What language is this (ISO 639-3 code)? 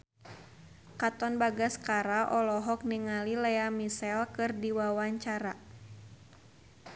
sun